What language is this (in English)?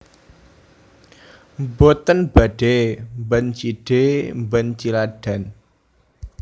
Javanese